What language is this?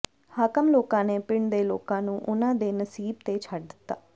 Punjabi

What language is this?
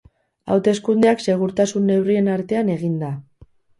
Basque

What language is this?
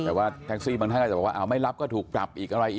Thai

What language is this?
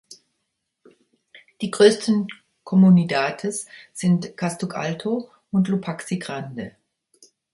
German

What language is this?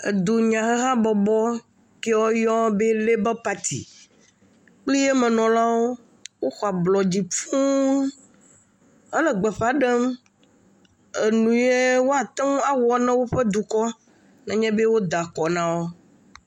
Ewe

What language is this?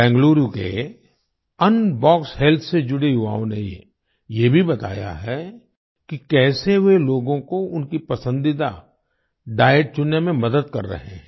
Hindi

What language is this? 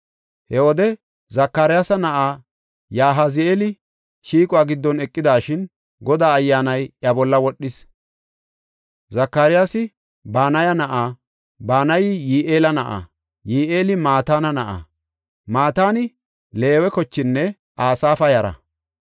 Gofa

